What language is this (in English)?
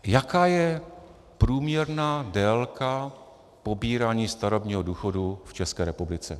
Czech